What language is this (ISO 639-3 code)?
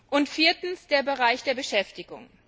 deu